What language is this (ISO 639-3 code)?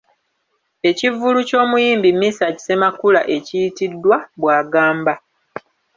lug